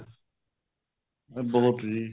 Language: Punjabi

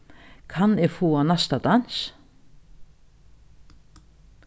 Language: Faroese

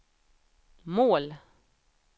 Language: Swedish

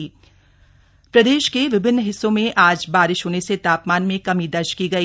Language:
Hindi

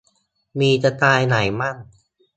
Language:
Thai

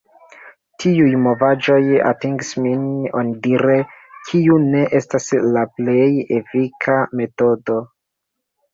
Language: Esperanto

